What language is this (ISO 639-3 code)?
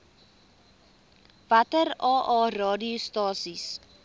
afr